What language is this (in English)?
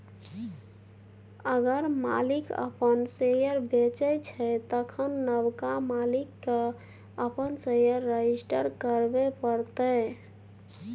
Maithili